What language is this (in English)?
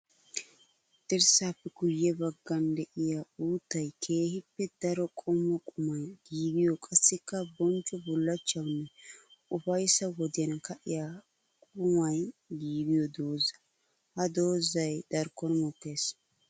Wolaytta